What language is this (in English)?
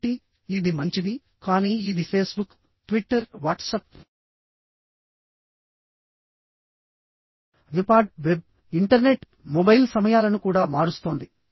Telugu